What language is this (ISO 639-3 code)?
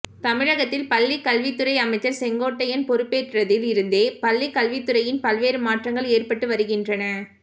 tam